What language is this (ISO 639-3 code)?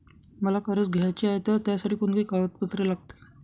mar